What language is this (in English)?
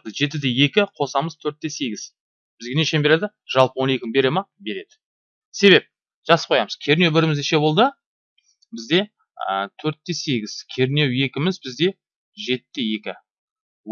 Turkish